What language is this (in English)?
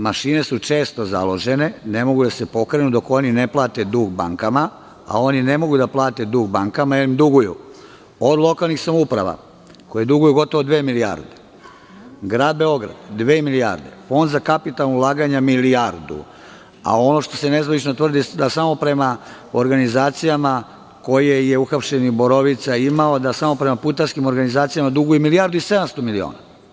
Serbian